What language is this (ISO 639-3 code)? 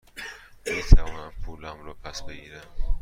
fas